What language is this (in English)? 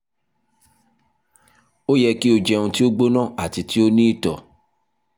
Yoruba